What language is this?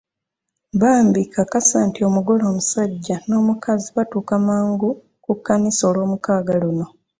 Ganda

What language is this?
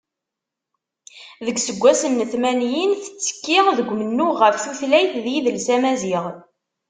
Kabyle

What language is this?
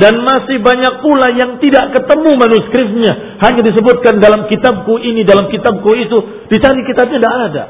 Indonesian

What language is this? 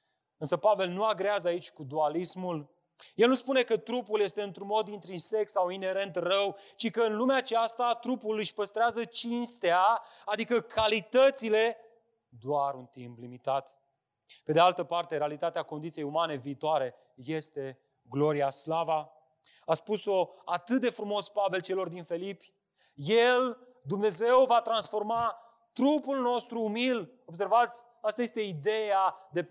Romanian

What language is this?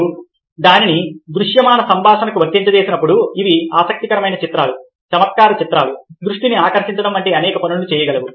Telugu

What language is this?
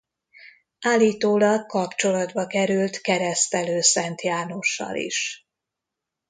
Hungarian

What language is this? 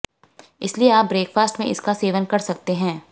Hindi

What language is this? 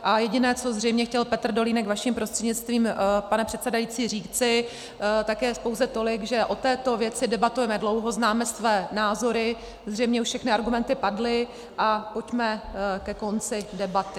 Czech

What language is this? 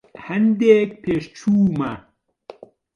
Central Kurdish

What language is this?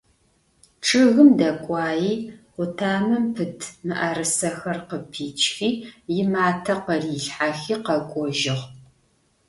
Adyghe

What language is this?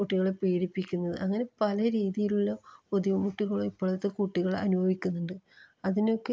Malayalam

